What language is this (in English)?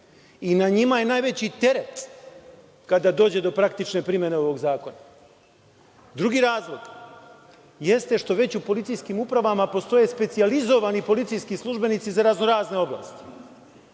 Serbian